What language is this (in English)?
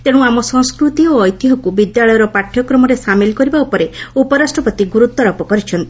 Odia